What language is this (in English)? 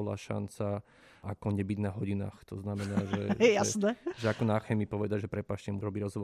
Slovak